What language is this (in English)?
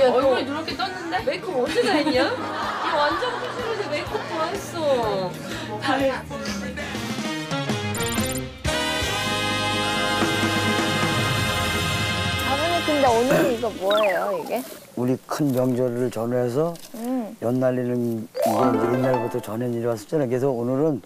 Korean